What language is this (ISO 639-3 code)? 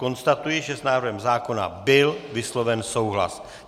ces